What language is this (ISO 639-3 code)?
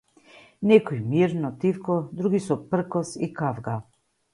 mkd